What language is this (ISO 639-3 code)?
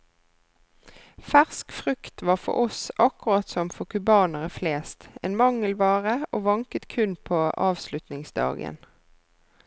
nor